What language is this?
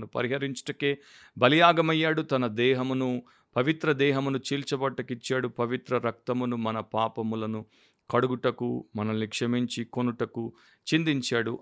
Telugu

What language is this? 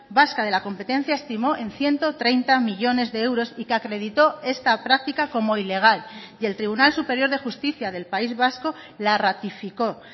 Spanish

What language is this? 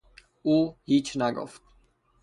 Persian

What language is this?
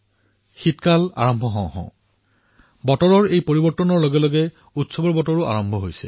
Assamese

